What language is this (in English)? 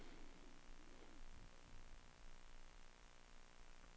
Swedish